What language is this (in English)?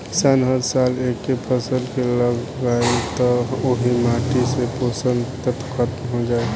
Bhojpuri